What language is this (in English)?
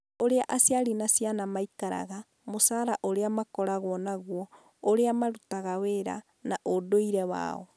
Kikuyu